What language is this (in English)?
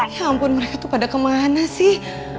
Indonesian